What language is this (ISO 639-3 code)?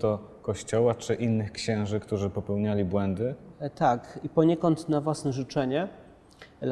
pol